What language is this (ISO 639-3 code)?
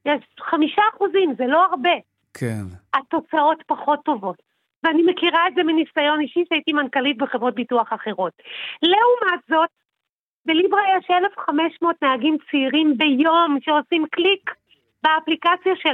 heb